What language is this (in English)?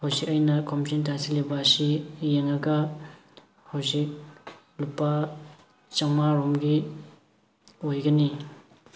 Manipuri